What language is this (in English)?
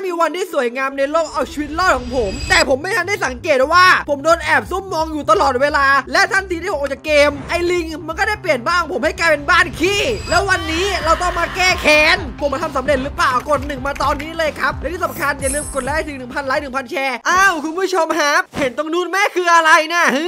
Thai